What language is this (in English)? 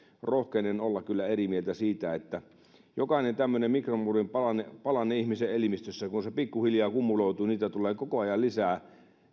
Finnish